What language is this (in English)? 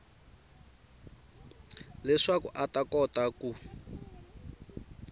Tsonga